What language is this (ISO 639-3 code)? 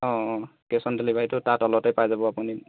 asm